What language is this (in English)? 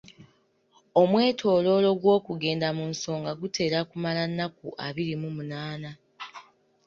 Ganda